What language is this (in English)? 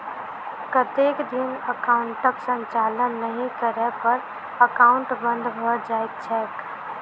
Maithili